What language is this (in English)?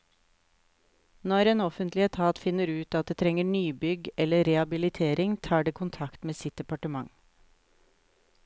Norwegian